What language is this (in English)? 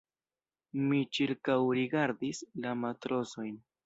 Esperanto